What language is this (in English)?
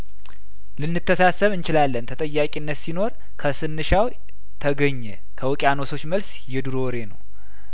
Amharic